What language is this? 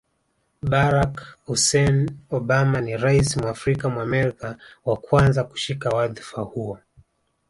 Swahili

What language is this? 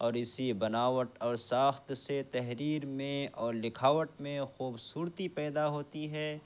Urdu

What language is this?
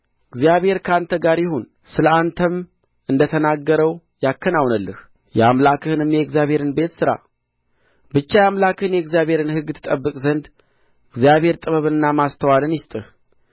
Amharic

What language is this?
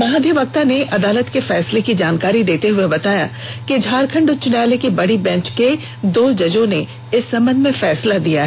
Hindi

